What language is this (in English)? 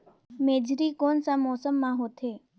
Chhattisgarhi